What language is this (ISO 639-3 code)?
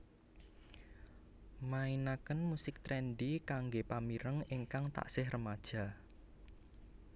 jav